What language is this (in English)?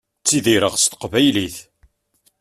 Kabyle